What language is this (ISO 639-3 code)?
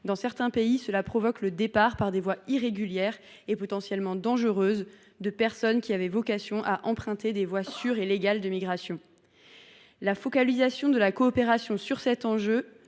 fra